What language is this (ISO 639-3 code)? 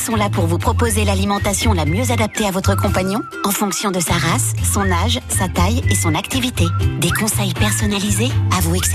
fra